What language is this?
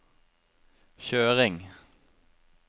Norwegian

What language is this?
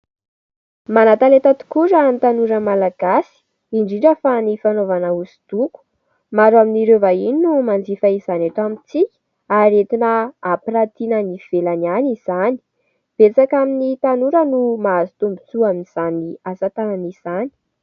Malagasy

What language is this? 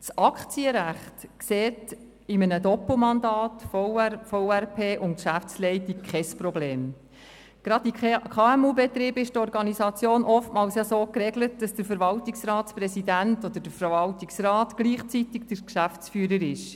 Swiss German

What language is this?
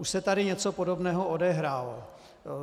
Czech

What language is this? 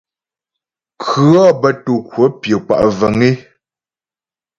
Ghomala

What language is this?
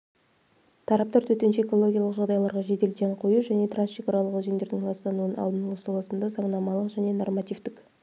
Kazakh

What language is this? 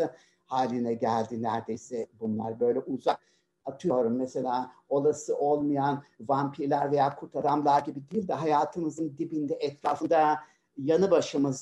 Turkish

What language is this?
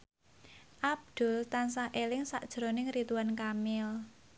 Javanese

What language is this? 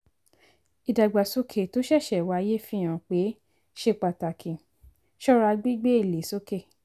Yoruba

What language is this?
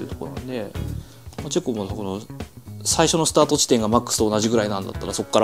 Japanese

